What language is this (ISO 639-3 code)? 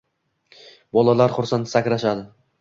uzb